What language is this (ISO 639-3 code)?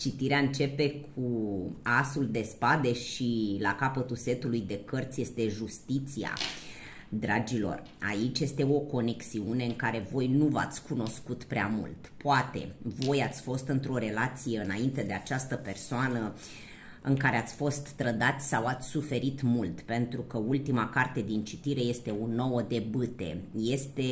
ron